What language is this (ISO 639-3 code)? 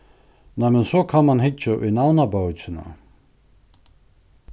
fao